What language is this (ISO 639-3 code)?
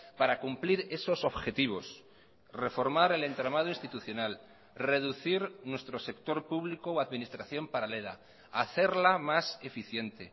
spa